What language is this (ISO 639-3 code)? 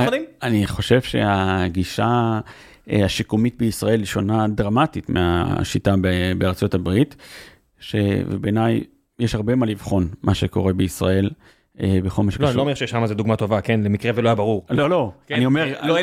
heb